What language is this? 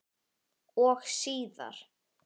Icelandic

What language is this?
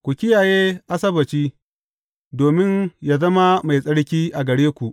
Hausa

